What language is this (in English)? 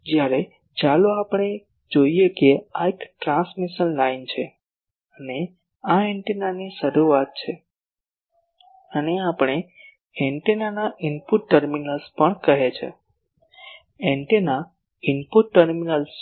Gujarati